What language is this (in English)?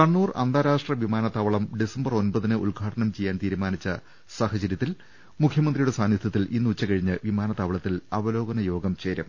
Malayalam